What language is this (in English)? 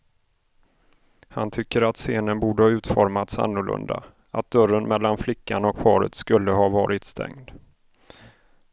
Swedish